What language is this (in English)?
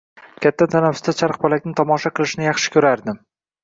Uzbek